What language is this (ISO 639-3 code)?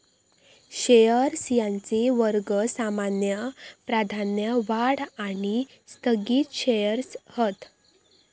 mar